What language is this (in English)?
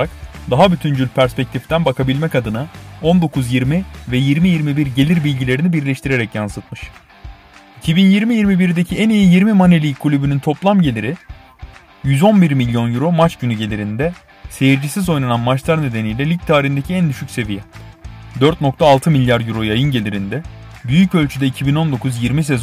Turkish